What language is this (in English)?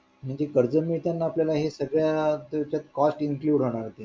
Marathi